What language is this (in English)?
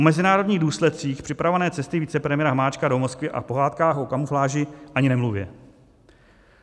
Czech